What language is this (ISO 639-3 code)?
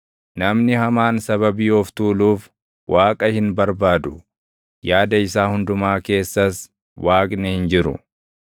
orm